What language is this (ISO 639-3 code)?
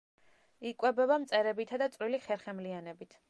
kat